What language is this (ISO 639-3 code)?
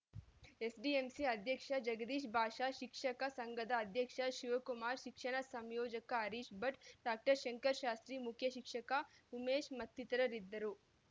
kan